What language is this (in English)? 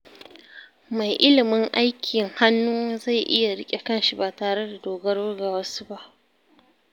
Hausa